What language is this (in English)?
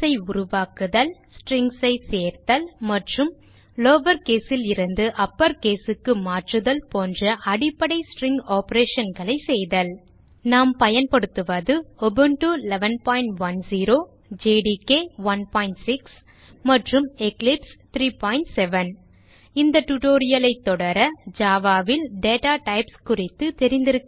Tamil